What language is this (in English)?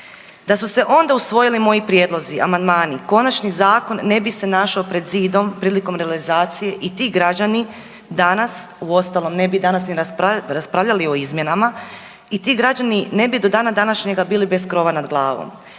Croatian